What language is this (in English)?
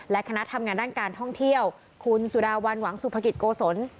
Thai